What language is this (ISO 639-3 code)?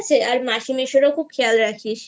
ben